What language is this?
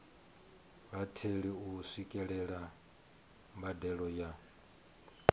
Venda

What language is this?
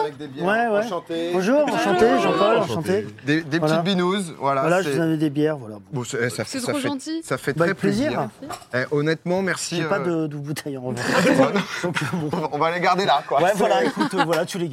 French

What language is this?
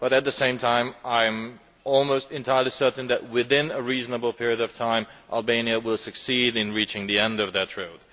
English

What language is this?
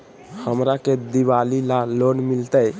Magahi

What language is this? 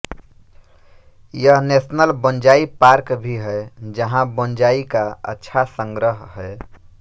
Hindi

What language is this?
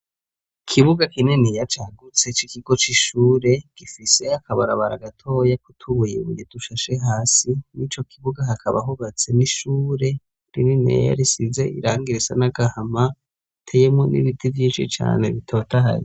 Rundi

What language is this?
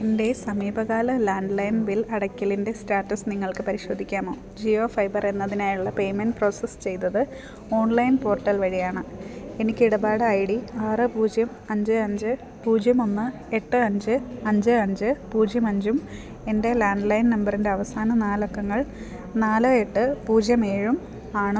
Malayalam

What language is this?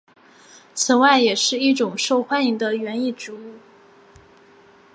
Chinese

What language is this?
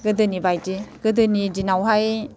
Bodo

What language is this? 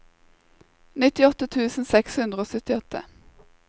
Norwegian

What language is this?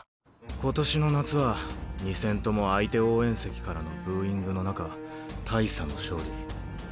Japanese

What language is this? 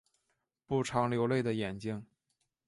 Chinese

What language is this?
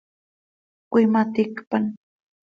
Seri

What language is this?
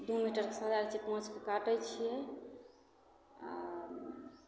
Maithili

